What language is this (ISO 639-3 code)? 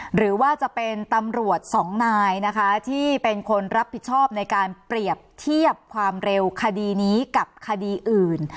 tha